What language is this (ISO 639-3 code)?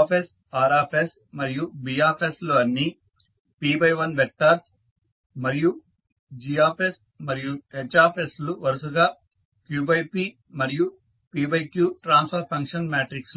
tel